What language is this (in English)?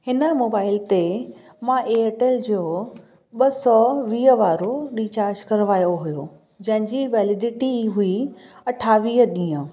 Sindhi